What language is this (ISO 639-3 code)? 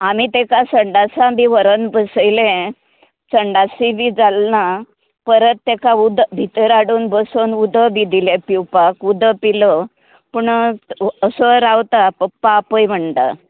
kok